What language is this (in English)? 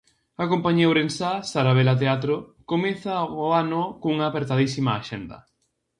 Galician